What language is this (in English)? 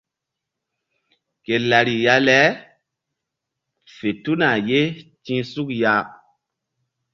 Mbum